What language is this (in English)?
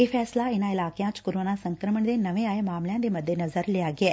Punjabi